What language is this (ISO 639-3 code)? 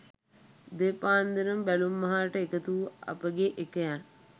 sin